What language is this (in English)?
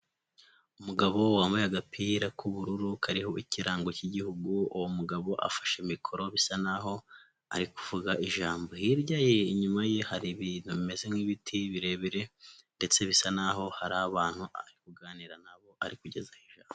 Kinyarwanda